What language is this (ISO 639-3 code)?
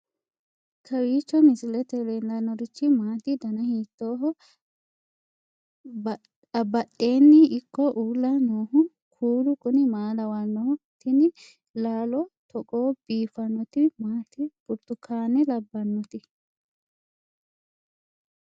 sid